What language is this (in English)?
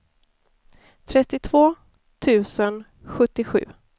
Swedish